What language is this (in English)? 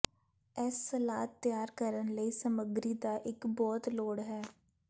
Punjabi